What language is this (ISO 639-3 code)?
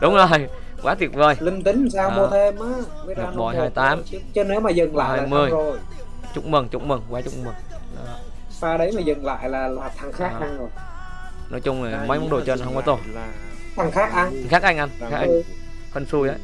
vie